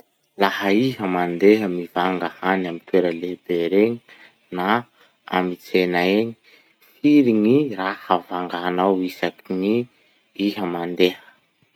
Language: Masikoro Malagasy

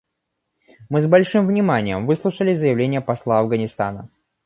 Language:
Russian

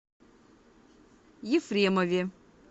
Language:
Russian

